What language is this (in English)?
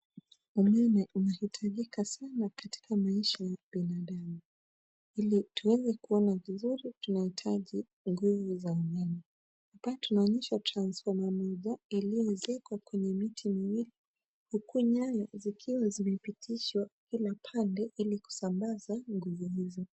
Swahili